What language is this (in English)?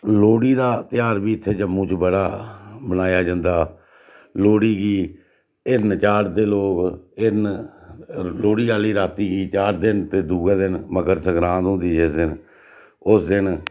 Dogri